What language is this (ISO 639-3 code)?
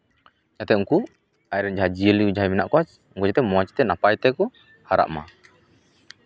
sat